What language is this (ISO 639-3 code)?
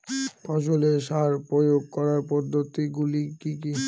ben